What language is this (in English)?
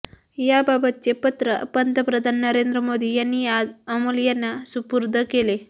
Marathi